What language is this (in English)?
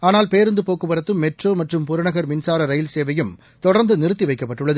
Tamil